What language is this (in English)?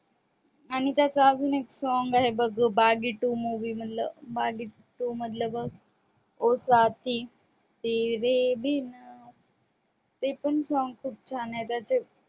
Marathi